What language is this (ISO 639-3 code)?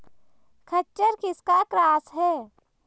hin